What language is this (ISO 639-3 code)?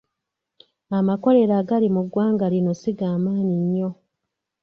lug